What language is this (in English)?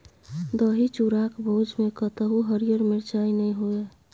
Maithili